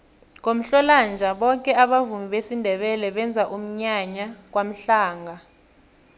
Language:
South Ndebele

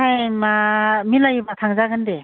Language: Bodo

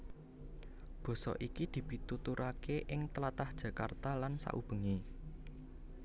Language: Javanese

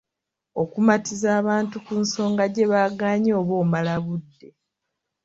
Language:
Ganda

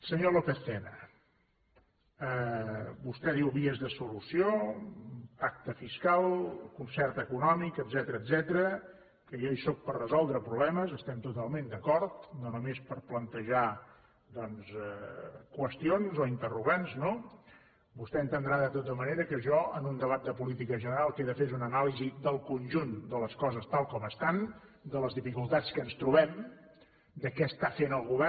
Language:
Catalan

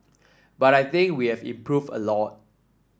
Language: English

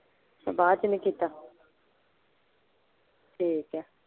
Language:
Punjabi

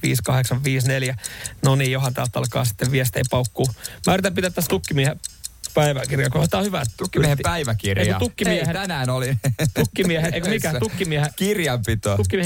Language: Finnish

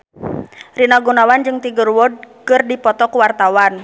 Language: Sundanese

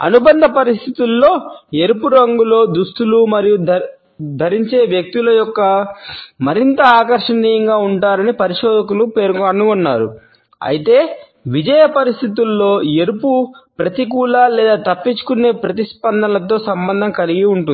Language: Telugu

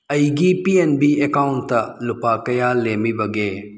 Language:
Manipuri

